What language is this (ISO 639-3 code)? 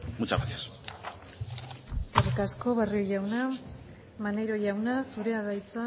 eus